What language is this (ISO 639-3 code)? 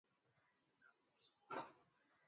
swa